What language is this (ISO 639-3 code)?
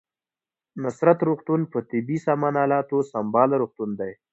pus